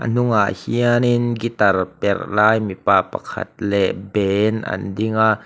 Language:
Mizo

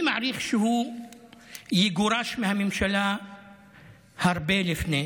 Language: Hebrew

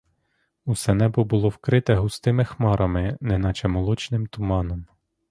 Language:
Ukrainian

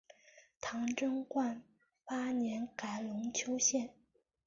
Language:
Chinese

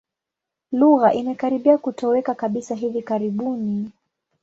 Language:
Swahili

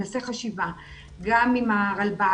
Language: Hebrew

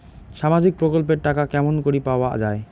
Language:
Bangla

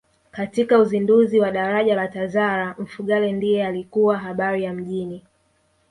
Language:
Swahili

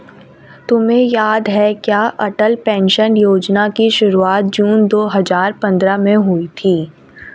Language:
Hindi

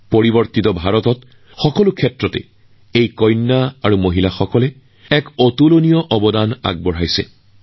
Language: Assamese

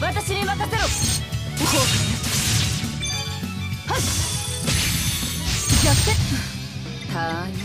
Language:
Japanese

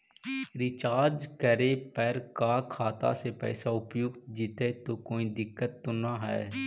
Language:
Magahi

